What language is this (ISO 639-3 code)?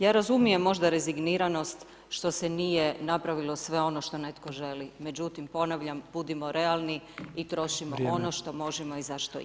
hrv